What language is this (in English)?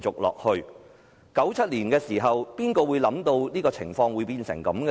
Cantonese